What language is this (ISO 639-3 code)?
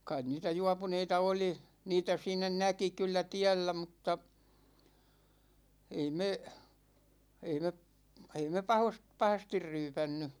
fin